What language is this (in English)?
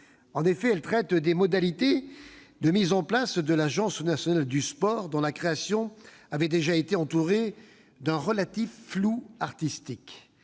French